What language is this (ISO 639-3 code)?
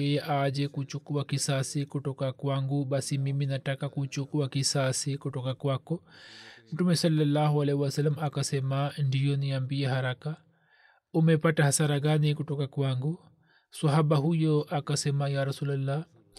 swa